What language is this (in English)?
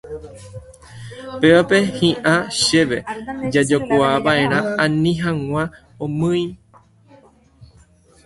Guarani